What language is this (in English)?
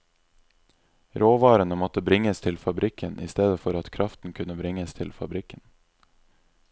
Norwegian